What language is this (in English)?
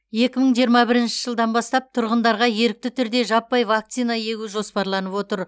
Kazakh